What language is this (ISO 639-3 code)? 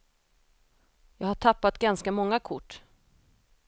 swe